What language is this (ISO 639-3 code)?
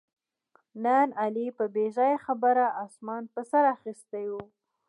pus